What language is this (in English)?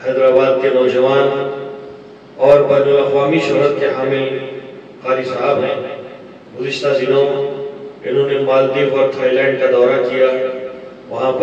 Arabic